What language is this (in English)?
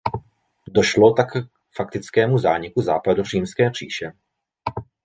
Czech